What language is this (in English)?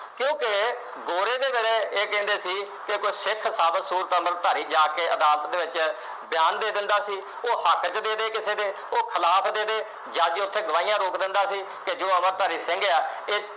Punjabi